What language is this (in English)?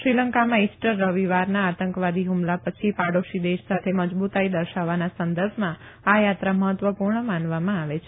Gujarati